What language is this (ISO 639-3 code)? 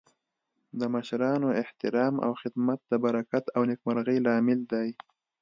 pus